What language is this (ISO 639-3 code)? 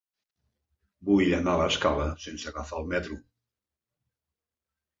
cat